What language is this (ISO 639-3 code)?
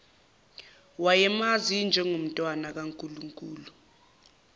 zul